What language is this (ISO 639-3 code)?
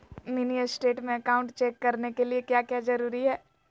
mag